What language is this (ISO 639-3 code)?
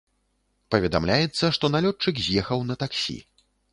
bel